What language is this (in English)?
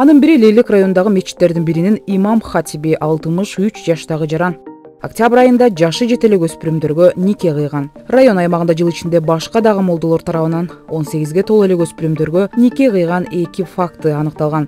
Turkish